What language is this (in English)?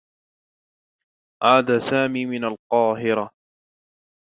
Arabic